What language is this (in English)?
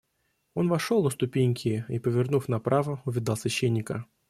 Russian